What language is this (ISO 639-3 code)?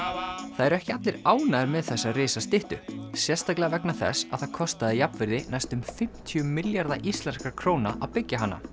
isl